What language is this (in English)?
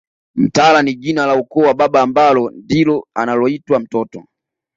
Swahili